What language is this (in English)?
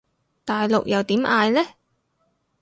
Cantonese